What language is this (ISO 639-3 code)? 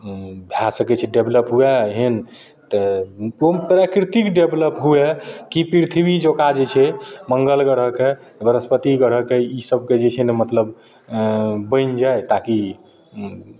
mai